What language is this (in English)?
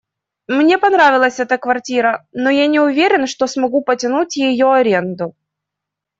Russian